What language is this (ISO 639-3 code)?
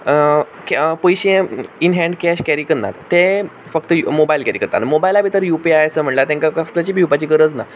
kok